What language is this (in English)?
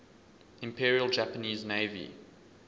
English